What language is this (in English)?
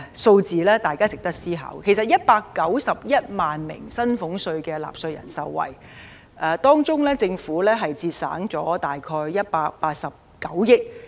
Cantonese